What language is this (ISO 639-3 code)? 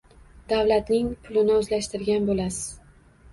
uzb